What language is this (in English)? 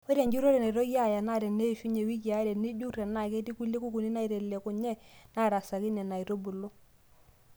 Masai